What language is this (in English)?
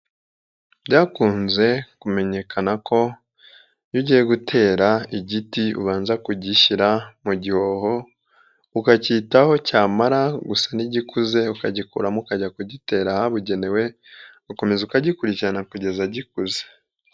Kinyarwanda